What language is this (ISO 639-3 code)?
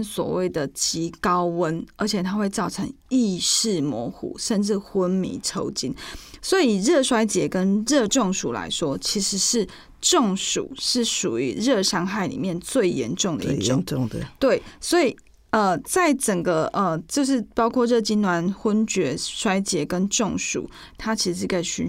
zho